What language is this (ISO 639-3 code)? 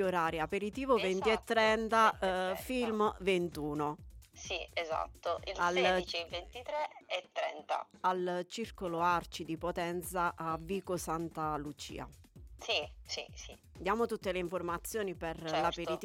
ita